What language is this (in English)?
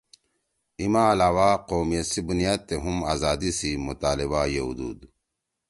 Torwali